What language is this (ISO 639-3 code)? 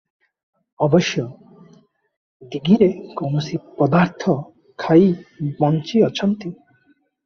ori